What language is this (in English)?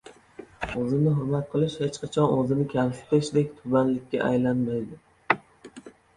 Uzbek